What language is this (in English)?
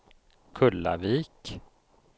Swedish